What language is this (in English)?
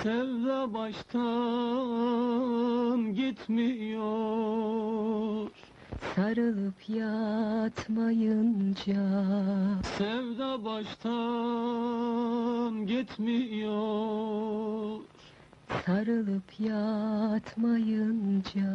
Turkish